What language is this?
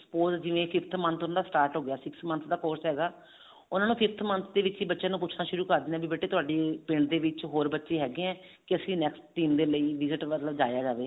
Punjabi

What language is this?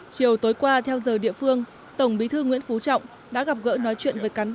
Vietnamese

